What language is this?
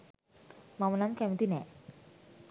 Sinhala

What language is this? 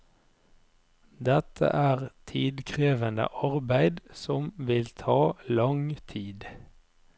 Norwegian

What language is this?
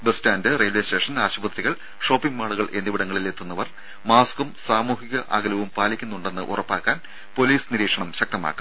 Malayalam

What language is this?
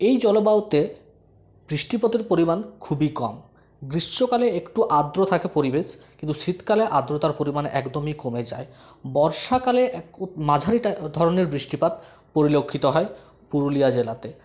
Bangla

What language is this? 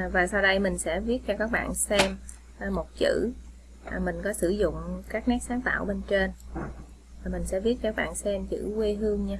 Vietnamese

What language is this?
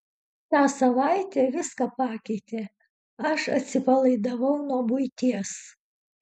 Lithuanian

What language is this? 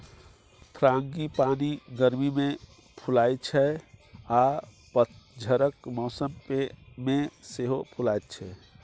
Maithili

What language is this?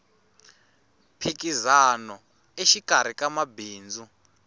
Tsonga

